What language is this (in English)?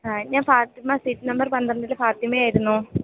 Malayalam